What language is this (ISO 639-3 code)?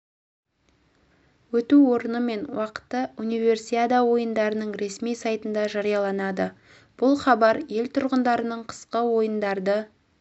kaz